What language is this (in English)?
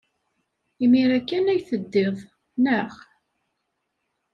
Kabyle